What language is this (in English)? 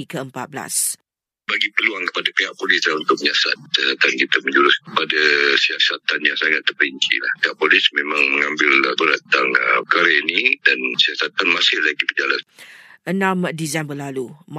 Malay